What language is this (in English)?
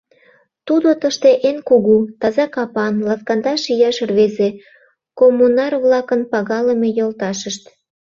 Mari